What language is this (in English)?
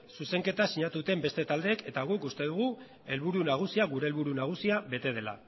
Basque